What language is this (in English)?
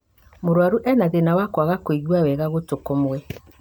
Kikuyu